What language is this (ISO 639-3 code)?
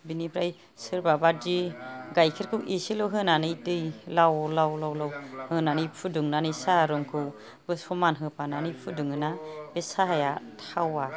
brx